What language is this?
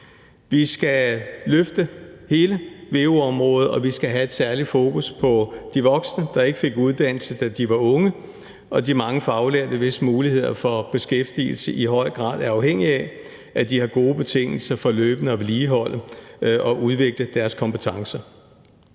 Danish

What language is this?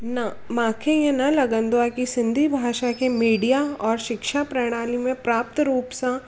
Sindhi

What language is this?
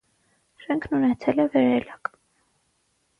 Armenian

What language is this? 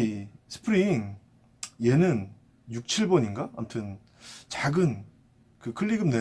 Korean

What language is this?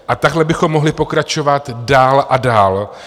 Czech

